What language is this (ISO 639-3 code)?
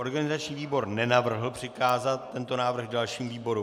ces